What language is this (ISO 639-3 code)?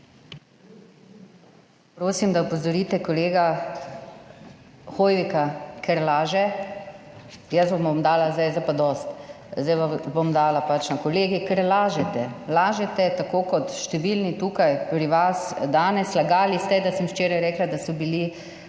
slv